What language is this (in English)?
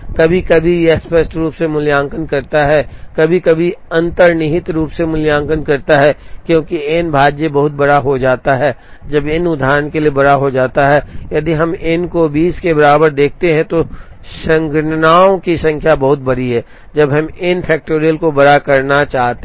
Hindi